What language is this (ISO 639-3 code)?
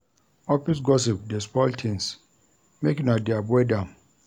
pcm